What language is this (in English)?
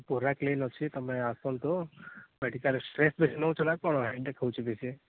Odia